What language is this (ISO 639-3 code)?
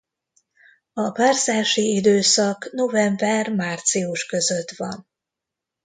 hun